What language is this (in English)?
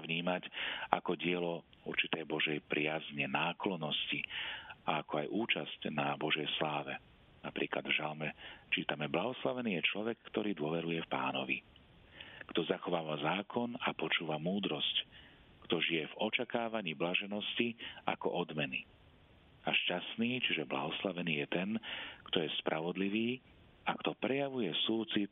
Slovak